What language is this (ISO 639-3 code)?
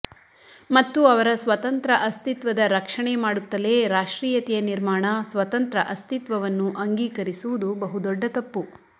kan